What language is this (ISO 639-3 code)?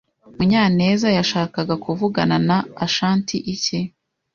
kin